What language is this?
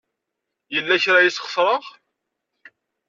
Kabyle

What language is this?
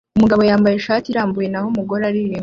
Kinyarwanda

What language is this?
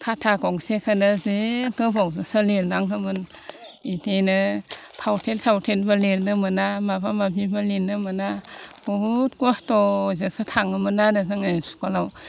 Bodo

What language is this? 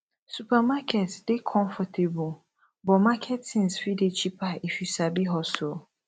Nigerian Pidgin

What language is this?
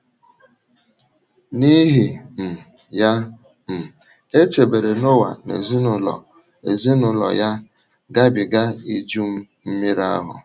Igbo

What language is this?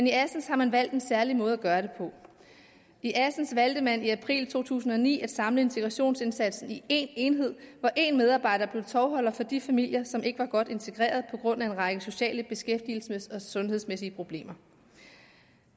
Danish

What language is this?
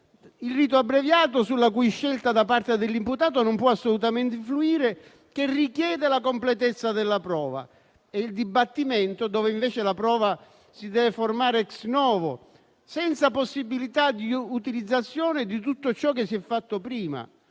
Italian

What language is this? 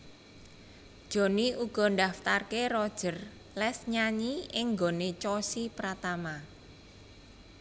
Javanese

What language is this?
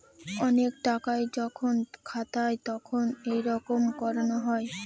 Bangla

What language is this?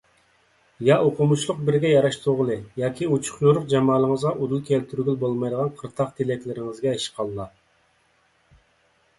Uyghur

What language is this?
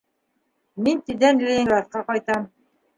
Bashkir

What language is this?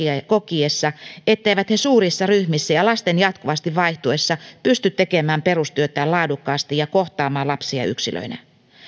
Finnish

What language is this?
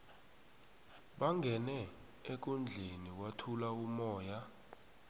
South Ndebele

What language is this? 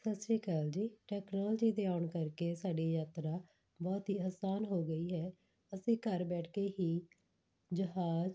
Punjabi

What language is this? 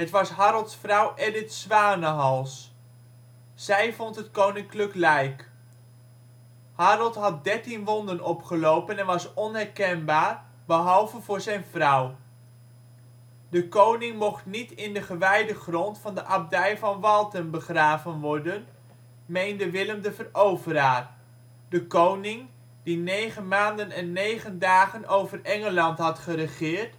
Dutch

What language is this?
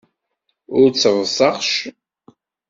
Kabyle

